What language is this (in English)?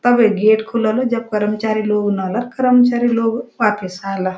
Garhwali